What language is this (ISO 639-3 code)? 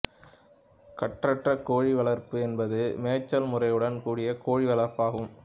tam